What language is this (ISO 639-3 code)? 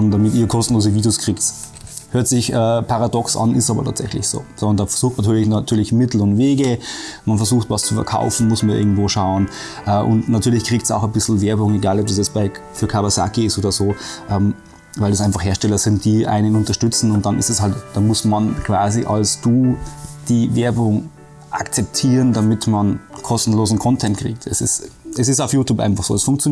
deu